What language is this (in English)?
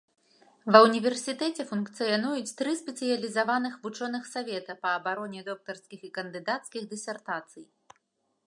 Belarusian